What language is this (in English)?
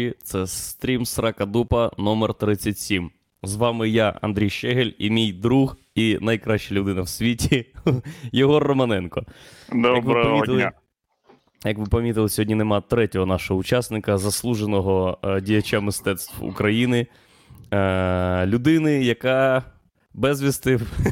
Ukrainian